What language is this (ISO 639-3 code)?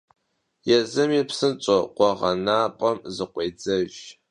kbd